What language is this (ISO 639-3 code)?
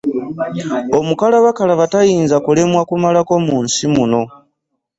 lug